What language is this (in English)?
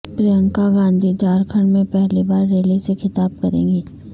Urdu